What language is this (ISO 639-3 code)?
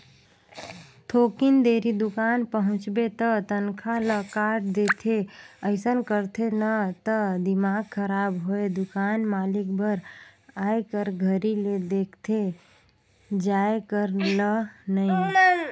hne